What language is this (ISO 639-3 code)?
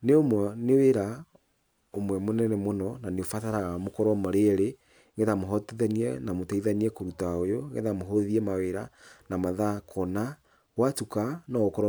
kik